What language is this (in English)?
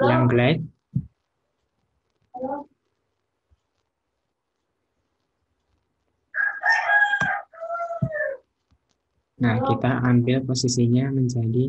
Indonesian